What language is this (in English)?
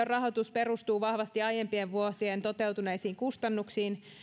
Finnish